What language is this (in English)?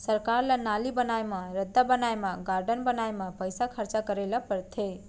Chhattisgarhi